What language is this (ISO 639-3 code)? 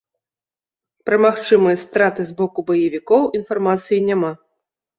bel